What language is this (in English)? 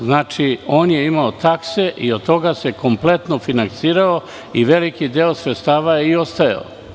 Serbian